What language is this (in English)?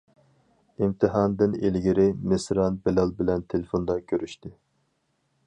Uyghur